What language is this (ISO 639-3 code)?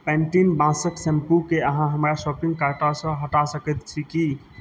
mai